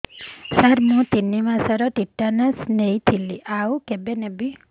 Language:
Odia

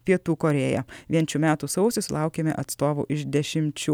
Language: Lithuanian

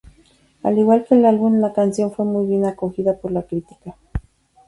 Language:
Spanish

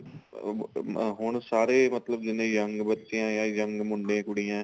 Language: Punjabi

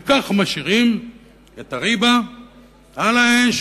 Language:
Hebrew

